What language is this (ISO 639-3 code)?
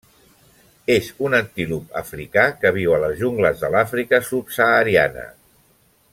cat